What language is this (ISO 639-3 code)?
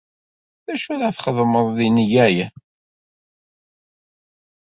kab